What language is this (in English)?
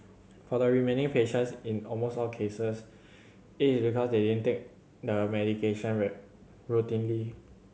English